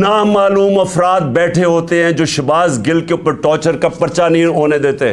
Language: Urdu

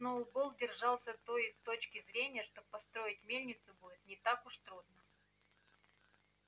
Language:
Russian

